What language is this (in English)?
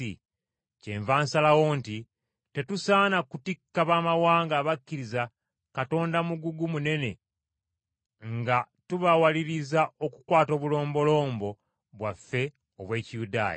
Ganda